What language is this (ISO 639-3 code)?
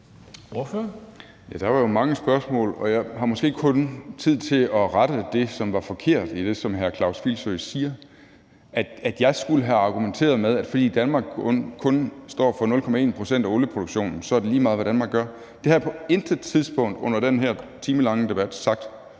dan